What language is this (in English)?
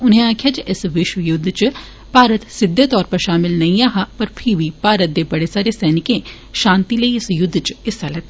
Dogri